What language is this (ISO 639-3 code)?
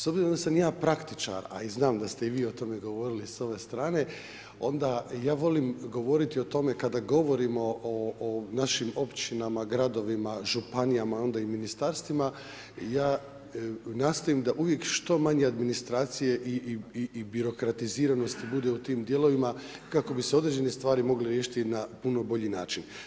hrv